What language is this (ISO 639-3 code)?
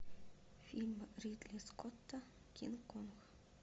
rus